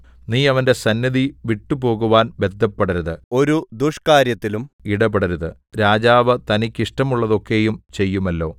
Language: Malayalam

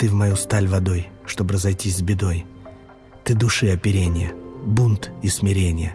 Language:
Russian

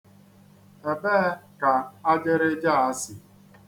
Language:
Igbo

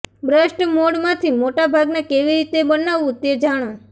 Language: Gujarati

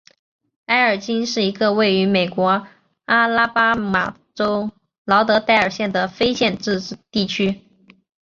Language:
Chinese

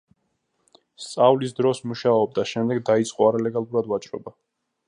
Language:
Georgian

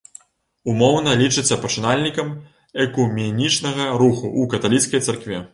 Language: Belarusian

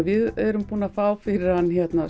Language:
Icelandic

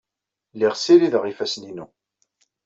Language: Kabyle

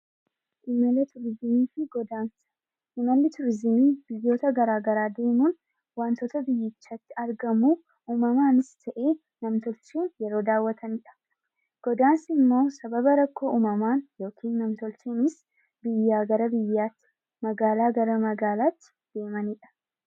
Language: Oromo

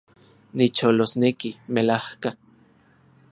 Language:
Central Puebla Nahuatl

